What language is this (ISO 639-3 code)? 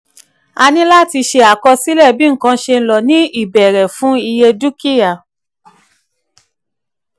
yor